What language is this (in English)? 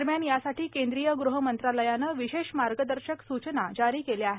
Marathi